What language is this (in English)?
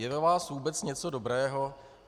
Czech